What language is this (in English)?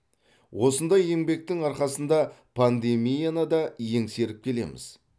Kazakh